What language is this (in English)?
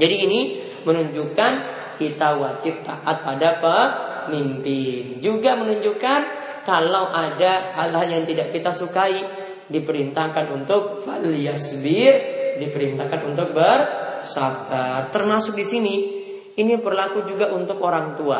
Indonesian